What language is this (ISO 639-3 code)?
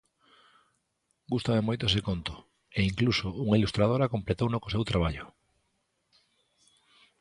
glg